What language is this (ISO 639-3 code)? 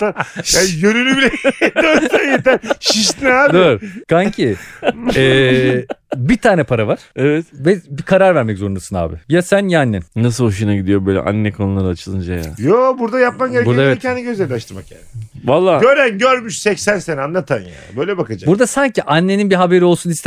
tur